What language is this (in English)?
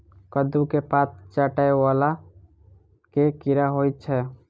Maithili